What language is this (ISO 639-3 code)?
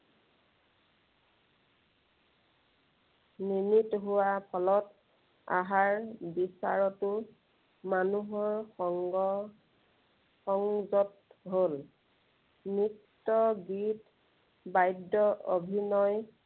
asm